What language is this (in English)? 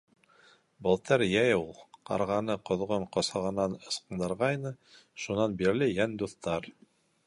Bashkir